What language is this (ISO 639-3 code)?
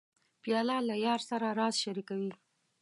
pus